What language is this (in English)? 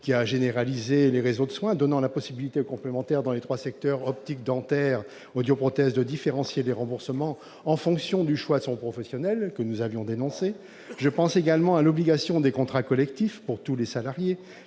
French